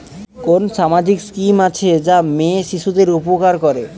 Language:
Bangla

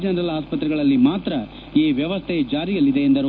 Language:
Kannada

